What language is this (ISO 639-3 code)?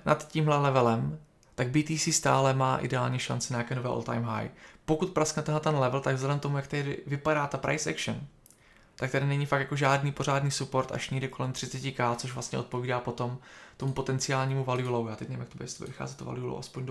ces